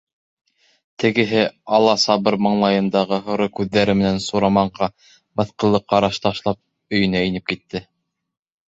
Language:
Bashkir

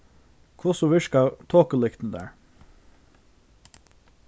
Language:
Faroese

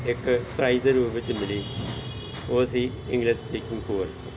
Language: Punjabi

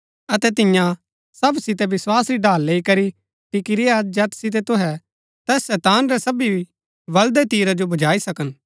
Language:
Gaddi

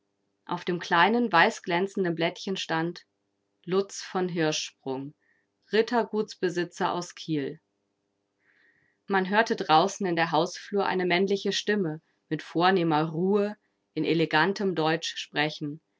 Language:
German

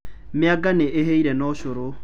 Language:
Kikuyu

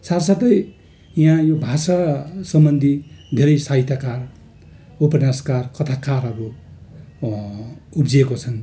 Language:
Nepali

